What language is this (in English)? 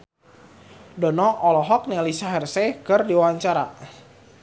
Sundanese